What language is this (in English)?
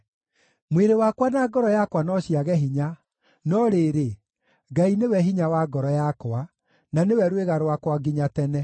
Kikuyu